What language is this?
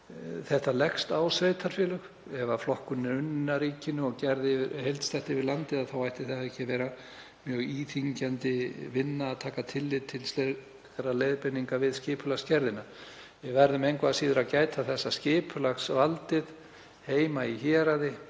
Icelandic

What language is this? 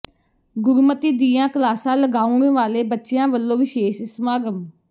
Punjabi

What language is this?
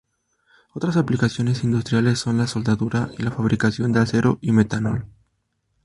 Spanish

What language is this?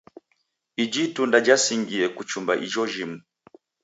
Taita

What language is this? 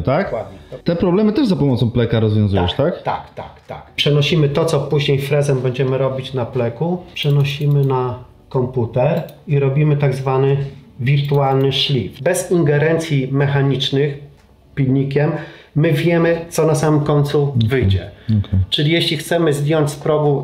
Polish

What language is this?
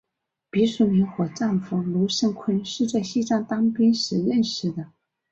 Chinese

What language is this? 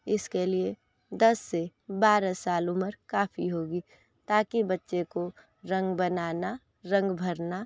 Hindi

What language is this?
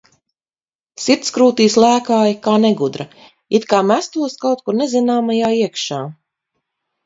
Latvian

